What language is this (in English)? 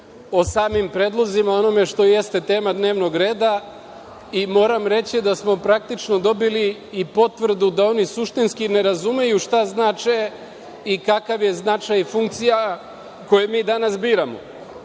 Serbian